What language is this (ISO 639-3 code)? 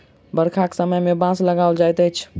mai